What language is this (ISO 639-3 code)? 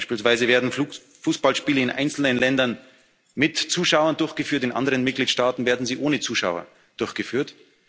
deu